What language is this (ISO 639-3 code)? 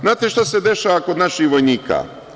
srp